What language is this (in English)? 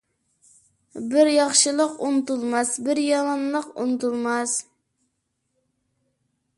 Uyghur